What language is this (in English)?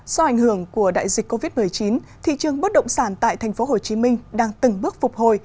Vietnamese